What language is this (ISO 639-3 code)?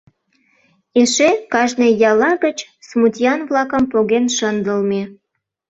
chm